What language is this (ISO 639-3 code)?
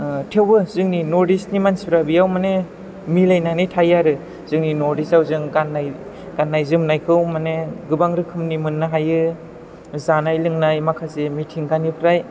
brx